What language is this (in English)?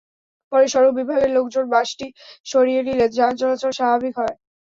Bangla